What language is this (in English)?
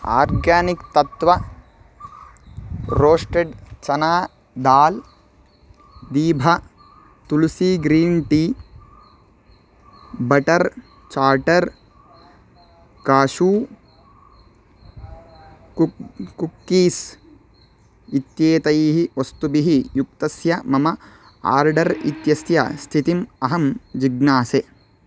Sanskrit